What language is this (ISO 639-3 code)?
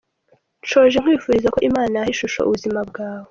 kin